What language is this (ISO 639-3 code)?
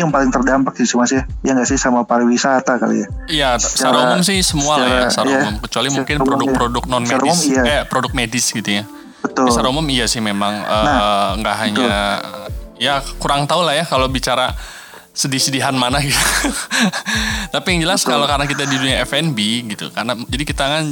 ind